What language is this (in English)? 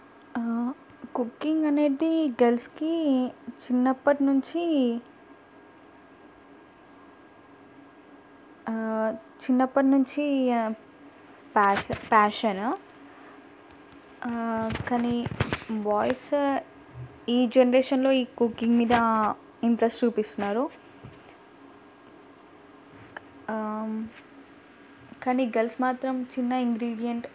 Telugu